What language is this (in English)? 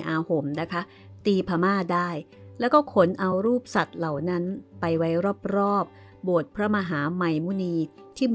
Thai